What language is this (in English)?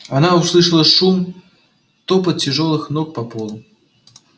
Russian